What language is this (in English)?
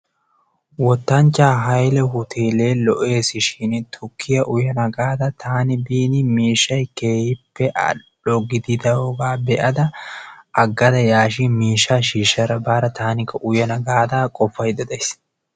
Wolaytta